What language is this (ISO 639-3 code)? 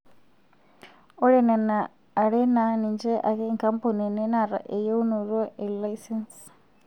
mas